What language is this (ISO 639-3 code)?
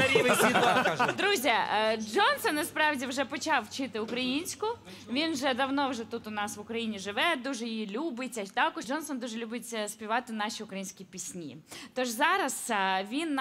rus